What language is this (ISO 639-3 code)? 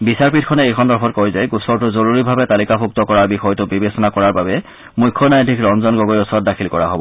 asm